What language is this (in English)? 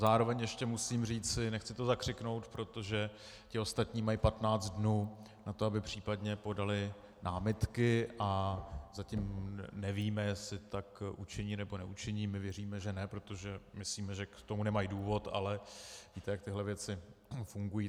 Czech